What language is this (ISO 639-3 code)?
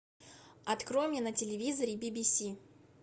rus